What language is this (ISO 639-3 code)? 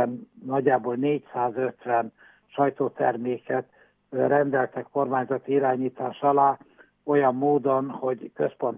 hun